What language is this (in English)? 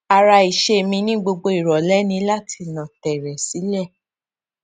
Yoruba